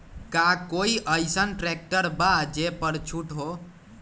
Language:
Magahi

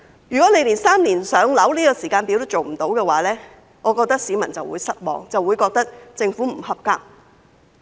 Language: Cantonese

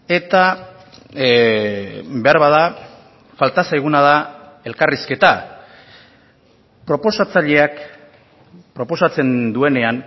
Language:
Basque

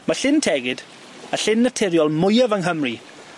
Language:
Welsh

